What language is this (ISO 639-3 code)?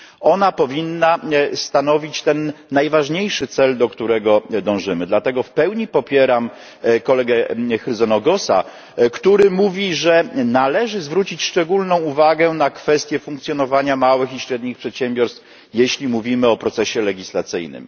pol